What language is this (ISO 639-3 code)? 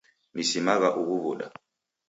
dav